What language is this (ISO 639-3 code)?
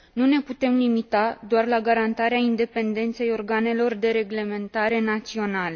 ron